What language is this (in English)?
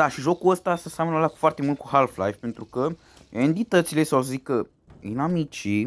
Romanian